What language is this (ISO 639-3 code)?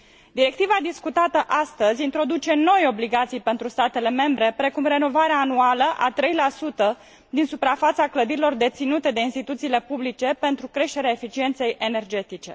ron